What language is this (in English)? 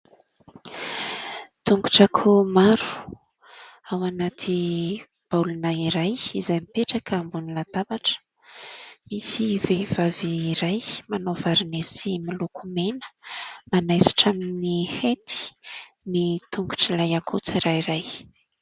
Malagasy